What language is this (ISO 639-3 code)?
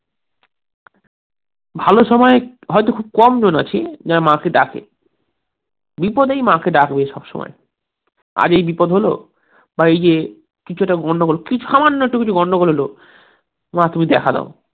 ben